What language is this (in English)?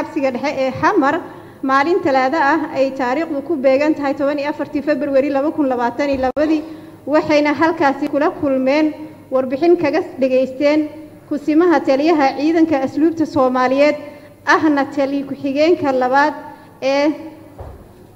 Arabic